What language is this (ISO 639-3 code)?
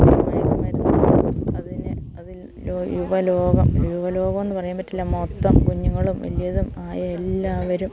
mal